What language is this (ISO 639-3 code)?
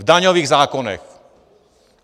ces